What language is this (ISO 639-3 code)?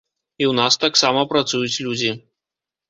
bel